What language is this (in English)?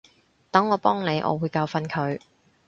Cantonese